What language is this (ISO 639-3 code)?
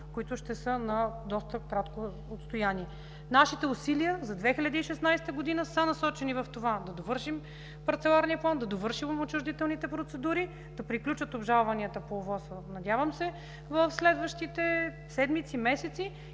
bul